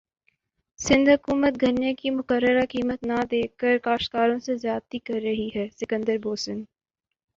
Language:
Urdu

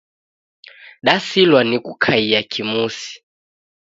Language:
Taita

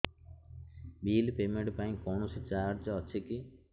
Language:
Odia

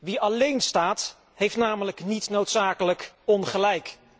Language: Dutch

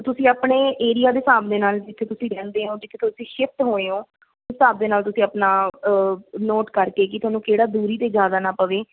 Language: Punjabi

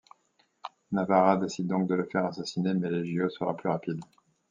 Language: French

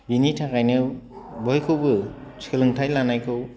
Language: Bodo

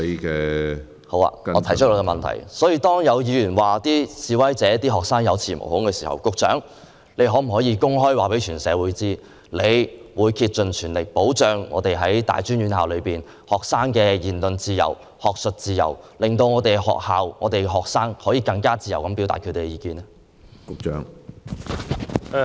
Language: Cantonese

